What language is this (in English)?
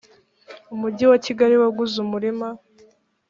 Kinyarwanda